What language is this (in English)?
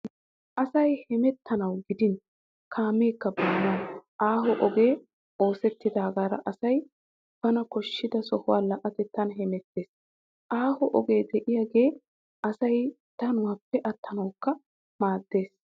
Wolaytta